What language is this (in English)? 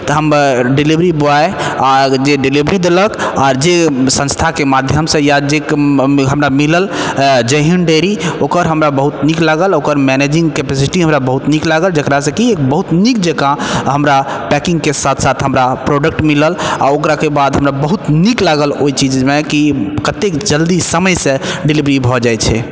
Maithili